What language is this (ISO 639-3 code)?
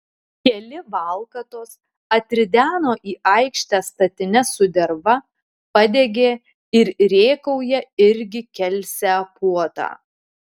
lit